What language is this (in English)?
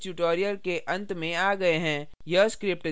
Hindi